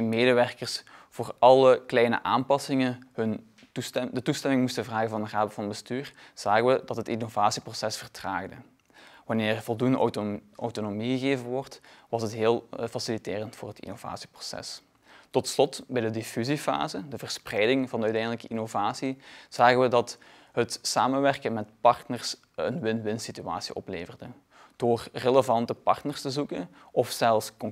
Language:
Dutch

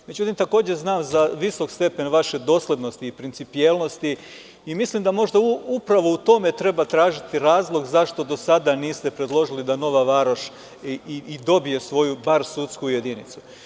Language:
Serbian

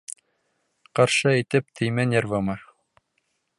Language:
Bashkir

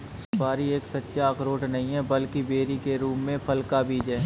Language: Hindi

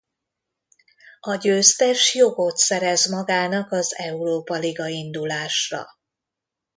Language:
Hungarian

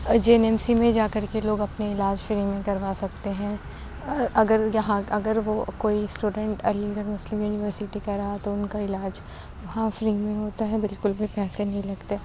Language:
Urdu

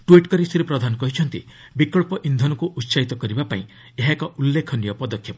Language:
Odia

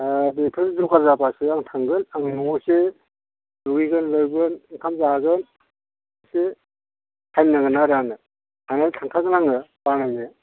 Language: Bodo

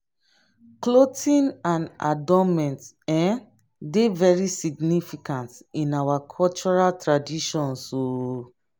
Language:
Nigerian Pidgin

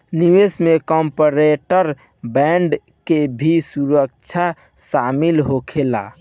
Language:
Bhojpuri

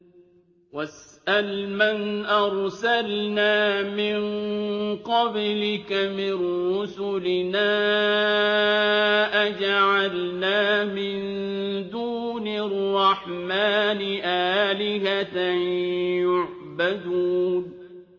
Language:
Arabic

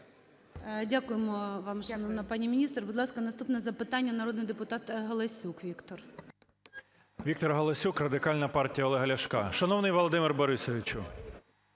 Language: Ukrainian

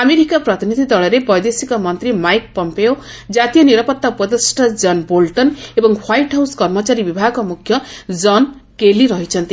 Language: Odia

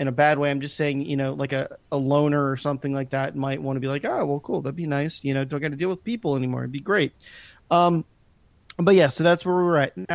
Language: English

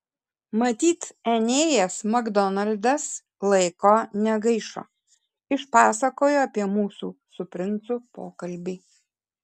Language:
Lithuanian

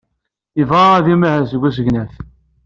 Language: Kabyle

